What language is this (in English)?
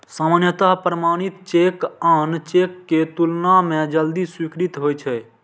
Maithili